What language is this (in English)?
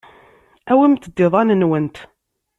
Kabyle